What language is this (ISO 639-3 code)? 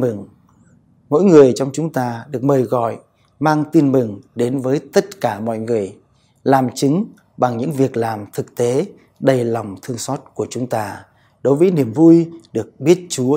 vie